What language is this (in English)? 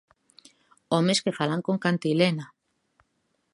Galician